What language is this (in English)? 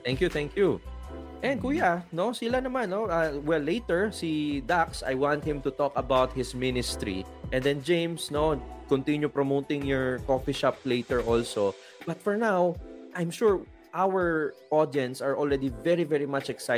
Filipino